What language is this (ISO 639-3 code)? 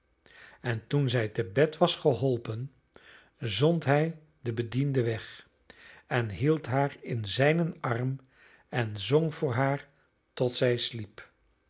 nld